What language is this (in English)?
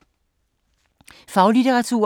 Danish